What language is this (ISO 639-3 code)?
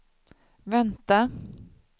swe